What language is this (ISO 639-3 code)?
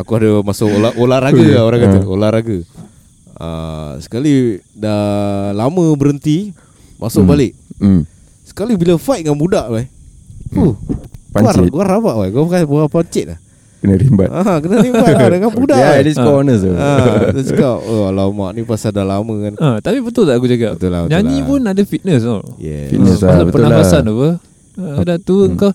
msa